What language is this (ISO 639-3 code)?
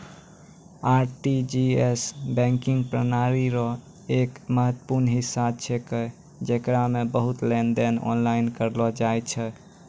mai